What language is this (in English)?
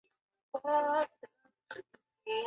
Chinese